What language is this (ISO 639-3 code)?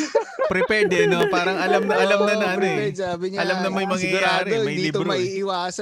fil